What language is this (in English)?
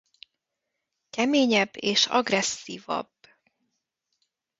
Hungarian